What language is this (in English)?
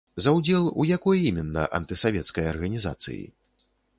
Belarusian